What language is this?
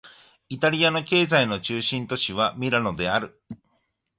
Japanese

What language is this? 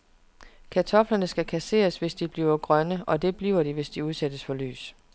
Danish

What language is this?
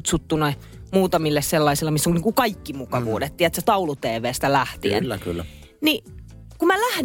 Finnish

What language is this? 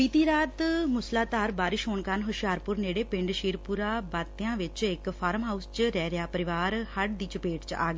Punjabi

